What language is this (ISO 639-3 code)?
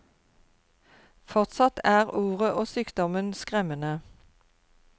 nor